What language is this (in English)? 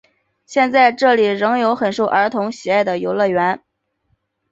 Chinese